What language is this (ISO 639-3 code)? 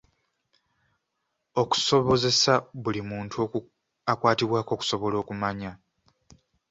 lug